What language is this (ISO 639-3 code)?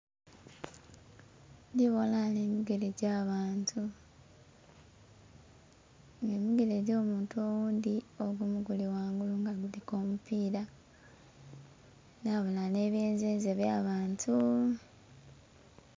xog